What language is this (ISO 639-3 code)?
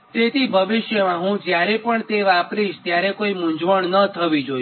guj